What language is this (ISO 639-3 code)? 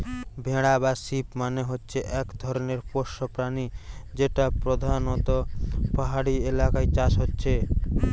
ben